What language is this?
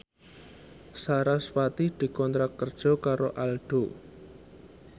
Javanese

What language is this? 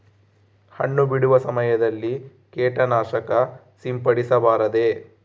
Kannada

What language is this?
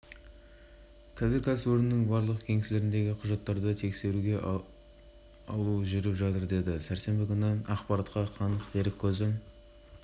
Kazakh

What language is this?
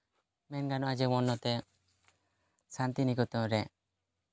Santali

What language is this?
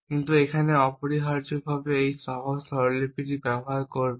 Bangla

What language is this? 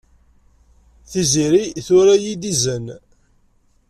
Kabyle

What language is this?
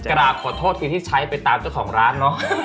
Thai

